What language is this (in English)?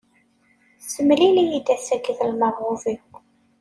Kabyle